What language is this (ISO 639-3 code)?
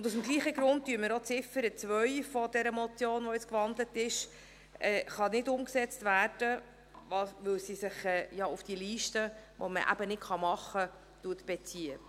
gsw